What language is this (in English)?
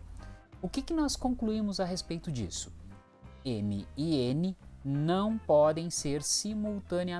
Portuguese